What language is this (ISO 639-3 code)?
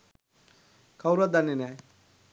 sin